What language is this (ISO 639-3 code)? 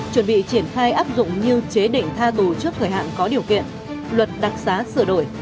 vie